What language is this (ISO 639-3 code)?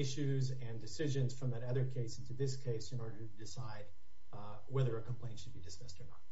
eng